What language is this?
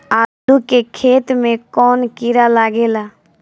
Bhojpuri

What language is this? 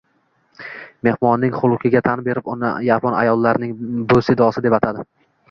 Uzbek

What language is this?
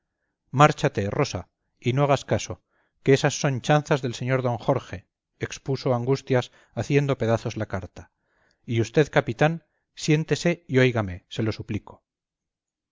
Spanish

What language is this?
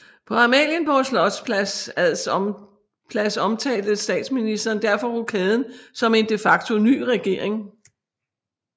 Danish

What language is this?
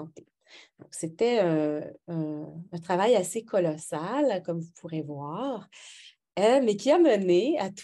French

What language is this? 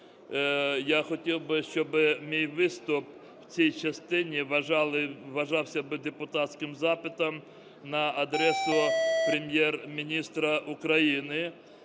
Ukrainian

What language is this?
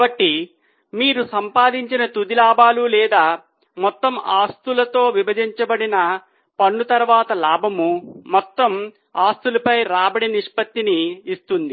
Telugu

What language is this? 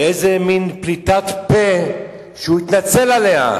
Hebrew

